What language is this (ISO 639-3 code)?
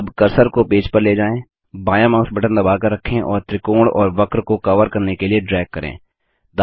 hin